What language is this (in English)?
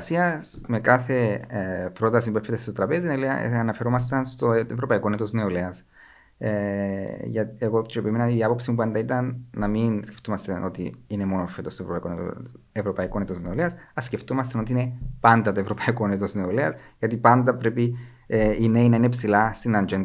Greek